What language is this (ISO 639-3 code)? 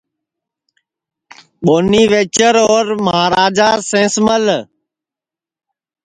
ssi